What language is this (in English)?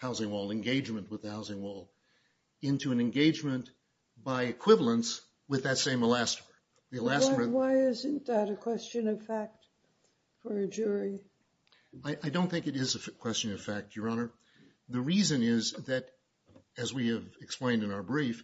English